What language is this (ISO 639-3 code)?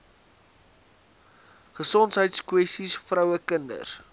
afr